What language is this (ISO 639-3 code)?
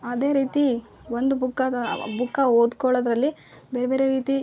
kan